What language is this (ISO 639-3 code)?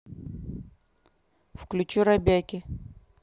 rus